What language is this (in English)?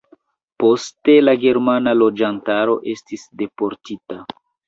Esperanto